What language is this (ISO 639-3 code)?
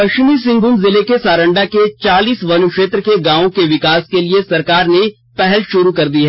hin